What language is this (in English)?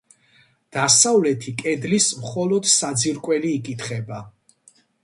Georgian